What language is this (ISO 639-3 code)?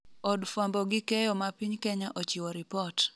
luo